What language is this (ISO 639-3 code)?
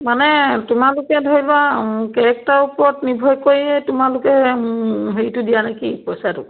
asm